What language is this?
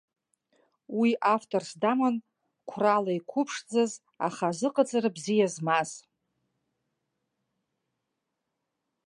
Abkhazian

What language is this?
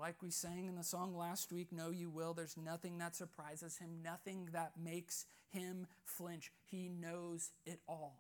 English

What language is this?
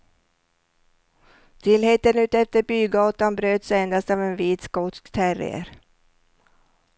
Swedish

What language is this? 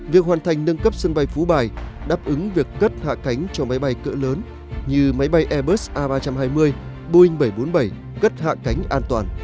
Vietnamese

